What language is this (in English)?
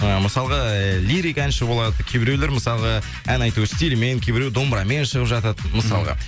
Kazakh